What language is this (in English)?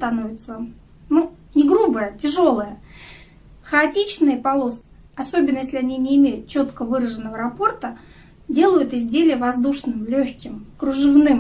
Russian